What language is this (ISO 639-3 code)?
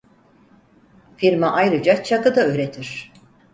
tur